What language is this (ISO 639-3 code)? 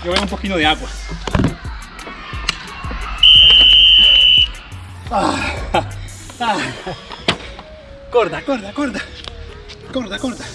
spa